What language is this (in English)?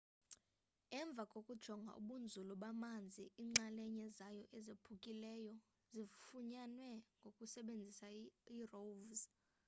Xhosa